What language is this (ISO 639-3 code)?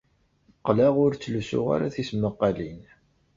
kab